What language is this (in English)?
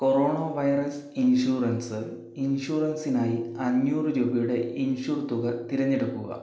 Malayalam